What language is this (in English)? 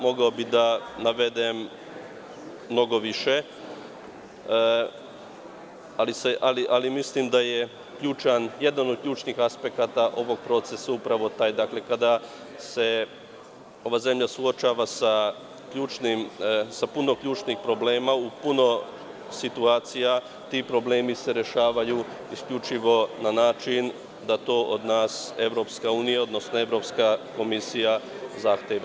Serbian